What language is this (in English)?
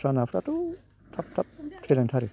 Bodo